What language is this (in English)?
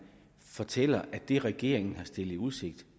Danish